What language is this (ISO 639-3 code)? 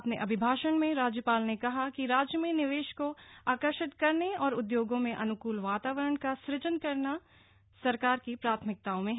hin